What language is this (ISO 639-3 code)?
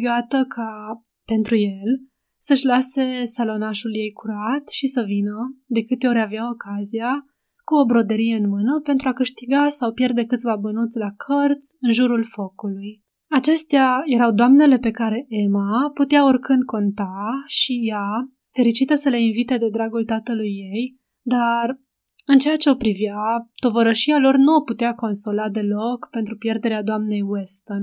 ron